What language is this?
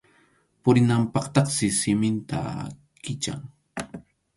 Arequipa-La Unión Quechua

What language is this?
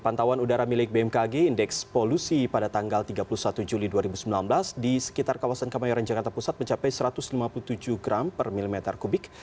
Indonesian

